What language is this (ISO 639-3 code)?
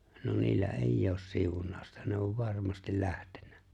fin